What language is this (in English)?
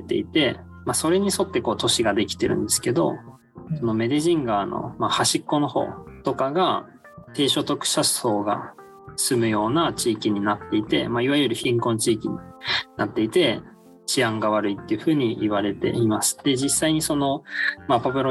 Japanese